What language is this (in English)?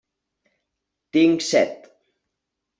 Catalan